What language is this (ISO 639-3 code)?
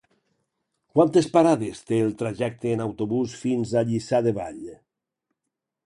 cat